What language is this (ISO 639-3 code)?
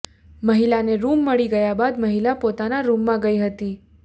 guj